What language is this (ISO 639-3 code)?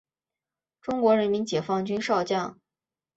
zho